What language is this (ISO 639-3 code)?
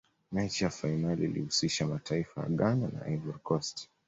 swa